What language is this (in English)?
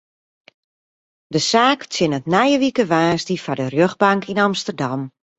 Western Frisian